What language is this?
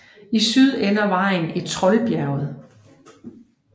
Danish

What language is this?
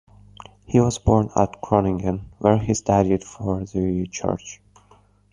English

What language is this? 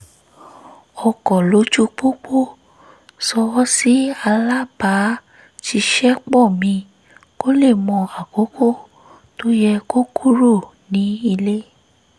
Yoruba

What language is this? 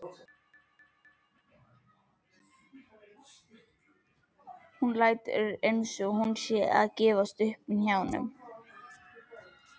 Icelandic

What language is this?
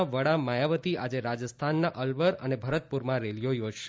Gujarati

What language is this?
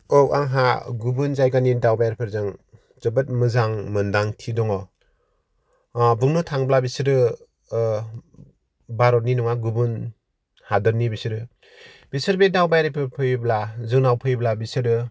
Bodo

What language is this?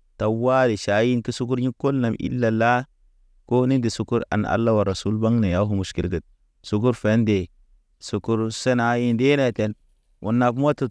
Naba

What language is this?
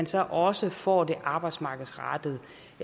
Danish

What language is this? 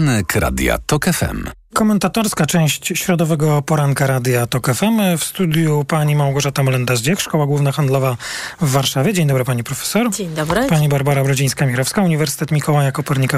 Polish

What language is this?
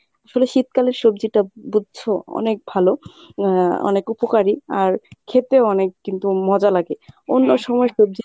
Bangla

